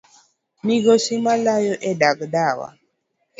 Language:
Luo (Kenya and Tanzania)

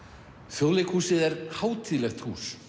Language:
Icelandic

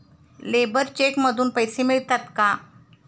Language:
Marathi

